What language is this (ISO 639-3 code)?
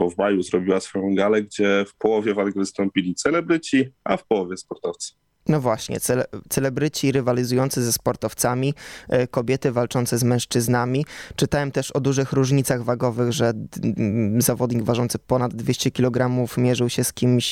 pol